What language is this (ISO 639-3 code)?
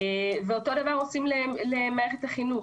heb